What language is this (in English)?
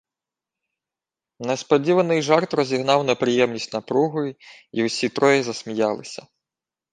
Ukrainian